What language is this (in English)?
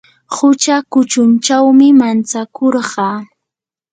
Yanahuanca Pasco Quechua